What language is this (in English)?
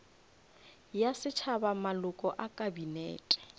Northern Sotho